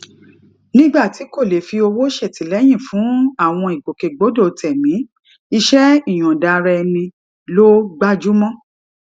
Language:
Yoruba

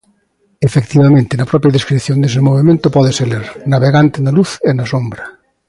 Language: Galician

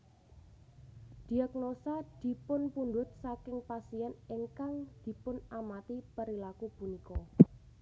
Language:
Javanese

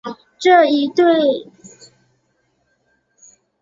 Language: Chinese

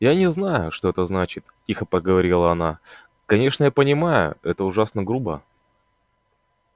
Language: Russian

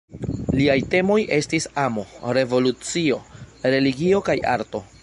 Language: Esperanto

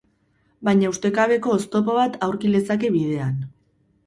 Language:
Basque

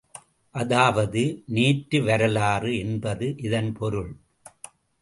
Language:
Tamil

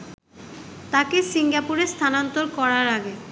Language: Bangla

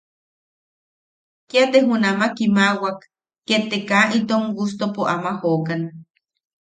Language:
Yaqui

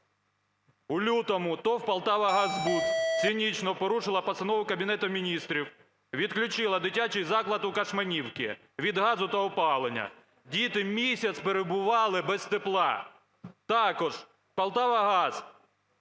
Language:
Ukrainian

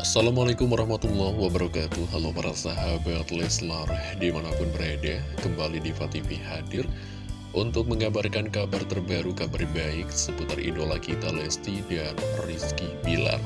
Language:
Indonesian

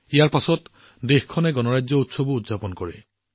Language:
Assamese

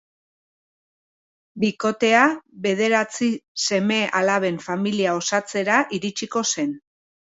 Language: Basque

